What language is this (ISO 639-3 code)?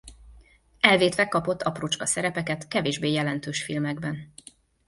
hun